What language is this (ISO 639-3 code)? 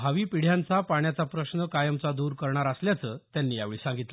mar